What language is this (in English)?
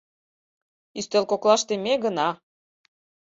Mari